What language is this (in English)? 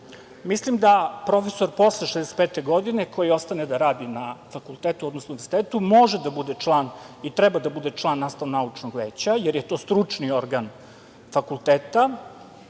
Serbian